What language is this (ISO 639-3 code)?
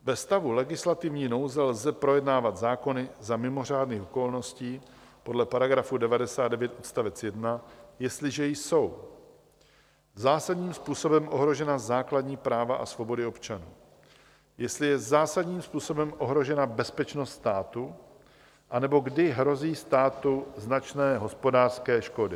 ces